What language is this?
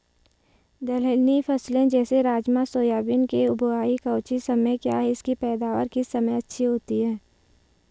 Hindi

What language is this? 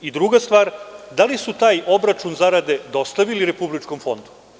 Serbian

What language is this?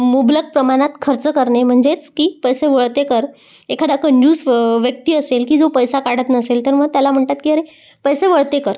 Marathi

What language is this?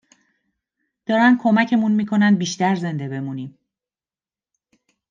Persian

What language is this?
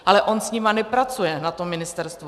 Czech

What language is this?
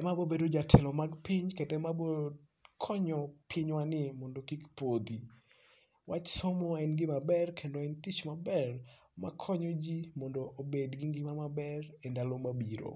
Luo (Kenya and Tanzania)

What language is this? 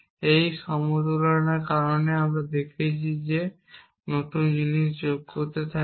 Bangla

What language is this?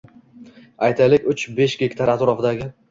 Uzbek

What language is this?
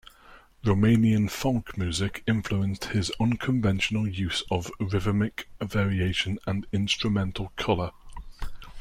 English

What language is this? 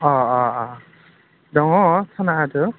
Bodo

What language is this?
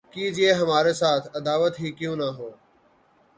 Urdu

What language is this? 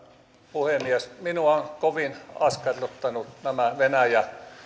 Finnish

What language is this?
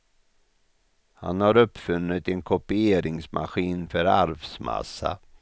Swedish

